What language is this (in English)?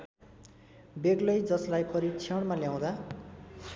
Nepali